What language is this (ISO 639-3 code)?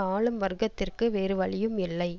tam